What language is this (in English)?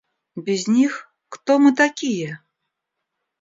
Russian